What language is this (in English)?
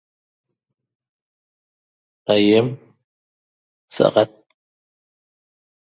Toba